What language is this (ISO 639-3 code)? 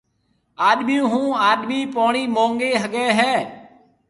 mve